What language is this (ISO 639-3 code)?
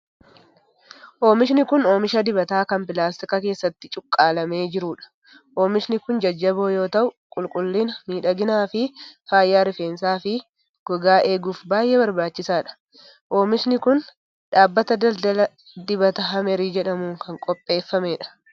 orm